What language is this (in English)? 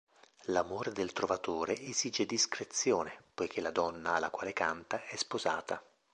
Italian